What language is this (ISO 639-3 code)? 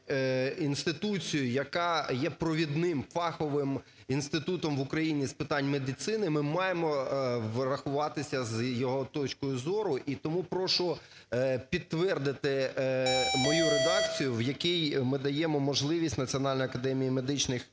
ukr